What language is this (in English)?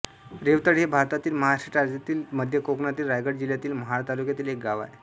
Marathi